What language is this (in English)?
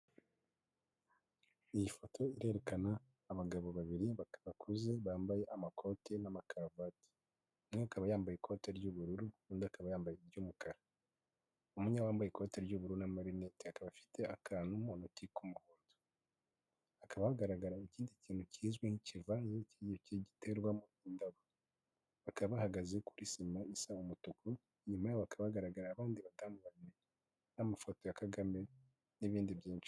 Kinyarwanda